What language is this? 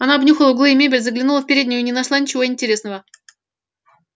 Russian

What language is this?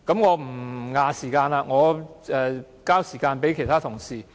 Cantonese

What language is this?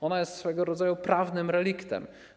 Polish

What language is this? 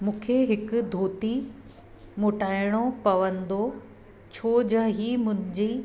Sindhi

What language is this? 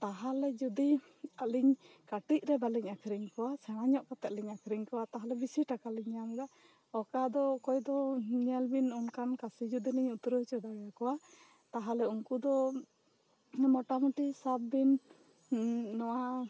Santali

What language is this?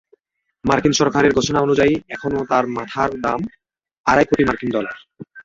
Bangla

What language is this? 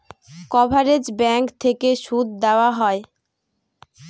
Bangla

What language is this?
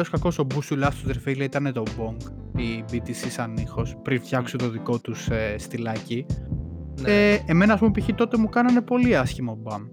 Greek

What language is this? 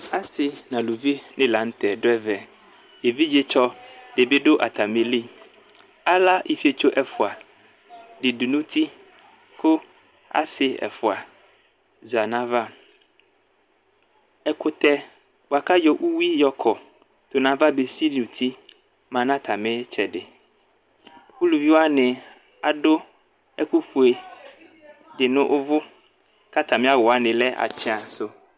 Ikposo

